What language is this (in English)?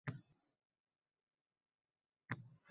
Uzbek